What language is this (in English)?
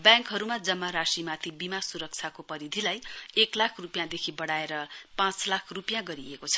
Nepali